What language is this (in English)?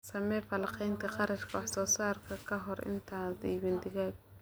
Somali